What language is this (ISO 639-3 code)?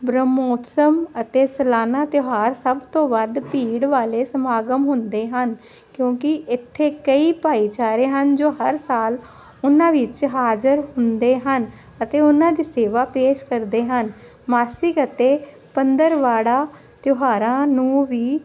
pan